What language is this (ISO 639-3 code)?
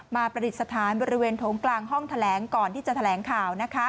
tha